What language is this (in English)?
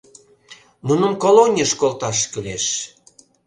Mari